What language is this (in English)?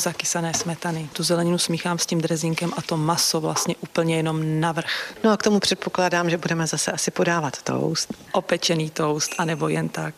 Czech